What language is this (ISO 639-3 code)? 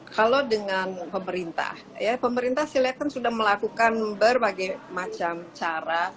ind